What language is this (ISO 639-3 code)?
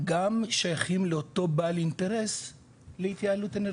heb